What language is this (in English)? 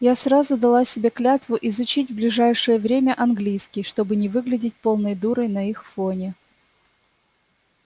Russian